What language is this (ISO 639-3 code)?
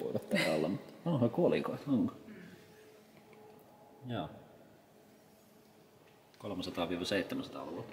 fin